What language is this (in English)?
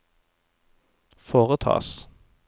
Norwegian